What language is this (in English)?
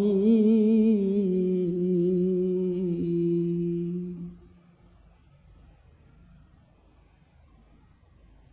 Arabic